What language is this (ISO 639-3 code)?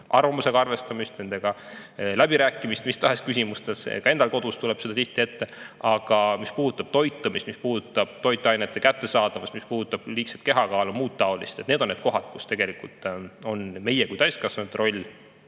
est